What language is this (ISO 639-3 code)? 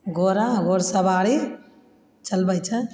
mai